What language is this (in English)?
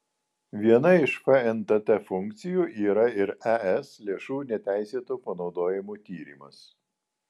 Lithuanian